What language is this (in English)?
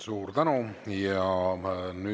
Estonian